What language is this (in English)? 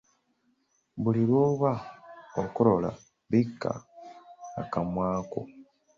Ganda